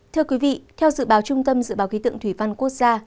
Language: Vietnamese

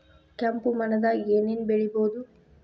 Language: Kannada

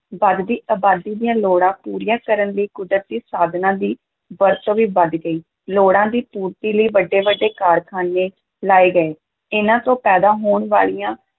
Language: Punjabi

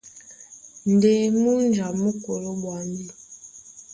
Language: Duala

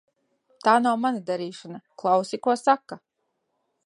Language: Latvian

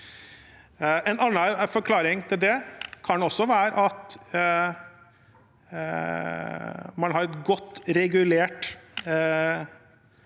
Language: Norwegian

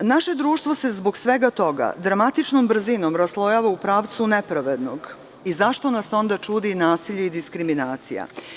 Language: Serbian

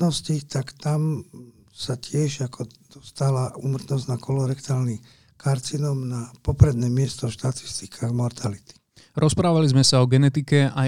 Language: Slovak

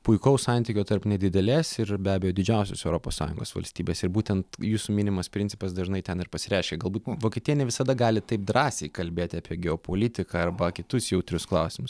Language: Lithuanian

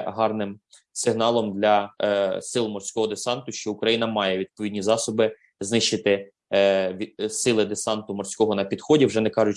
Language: Ukrainian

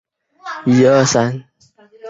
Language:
Chinese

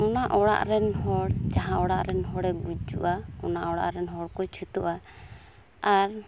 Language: Santali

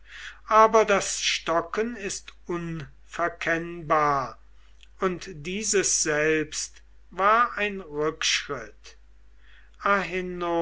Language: German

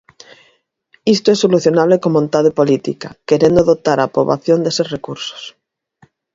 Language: Galician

